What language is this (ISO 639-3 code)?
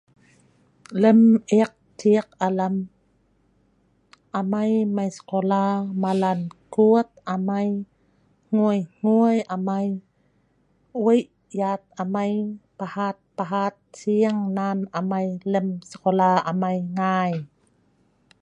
snv